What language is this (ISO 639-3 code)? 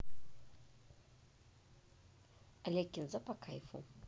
rus